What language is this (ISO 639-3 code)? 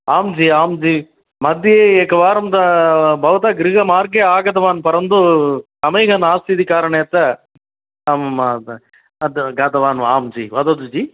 san